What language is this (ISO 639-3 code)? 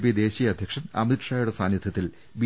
mal